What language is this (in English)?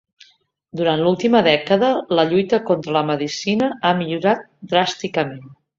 Catalan